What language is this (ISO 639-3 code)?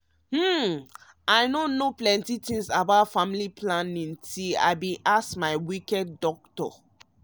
pcm